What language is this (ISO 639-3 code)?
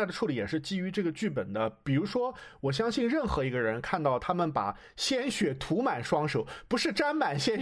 zho